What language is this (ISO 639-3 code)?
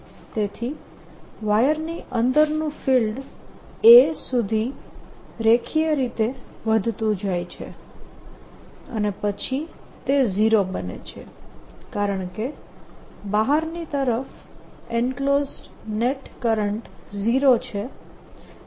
guj